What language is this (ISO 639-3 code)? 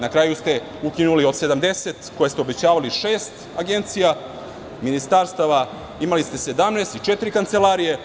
srp